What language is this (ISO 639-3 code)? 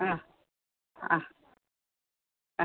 mal